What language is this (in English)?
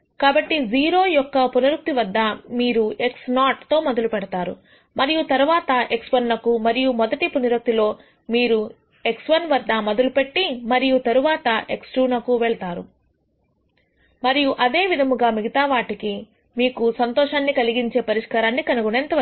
Telugu